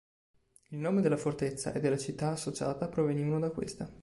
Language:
Italian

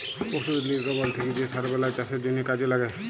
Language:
Bangla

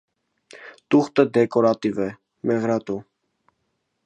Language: Armenian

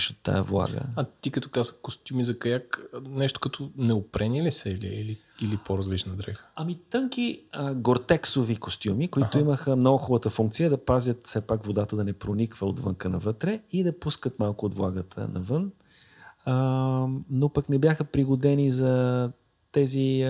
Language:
Bulgarian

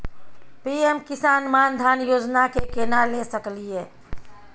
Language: Maithili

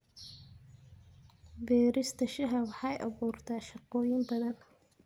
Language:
Somali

